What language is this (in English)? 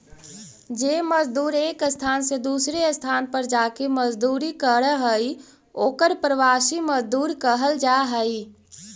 Magahi